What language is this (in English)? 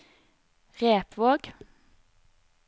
Norwegian